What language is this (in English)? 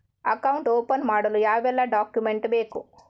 Kannada